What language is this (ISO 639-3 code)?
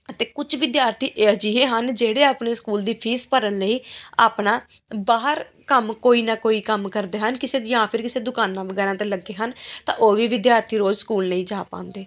pan